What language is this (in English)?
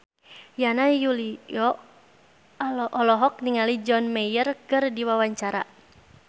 Sundanese